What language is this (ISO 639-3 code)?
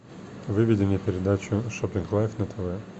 rus